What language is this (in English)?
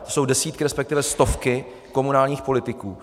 Czech